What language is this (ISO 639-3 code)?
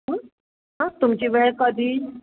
mar